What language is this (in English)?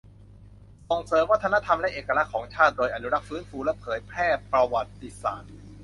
Thai